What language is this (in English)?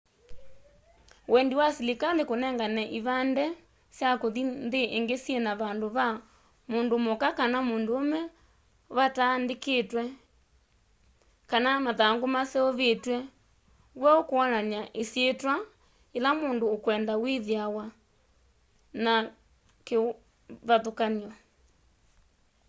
Kamba